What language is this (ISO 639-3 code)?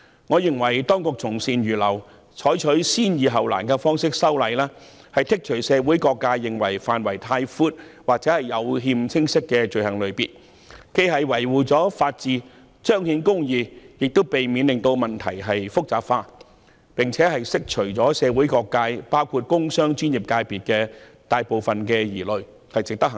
yue